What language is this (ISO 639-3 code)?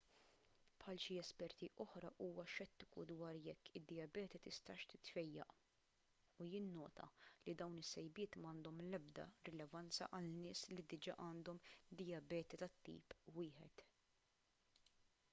mlt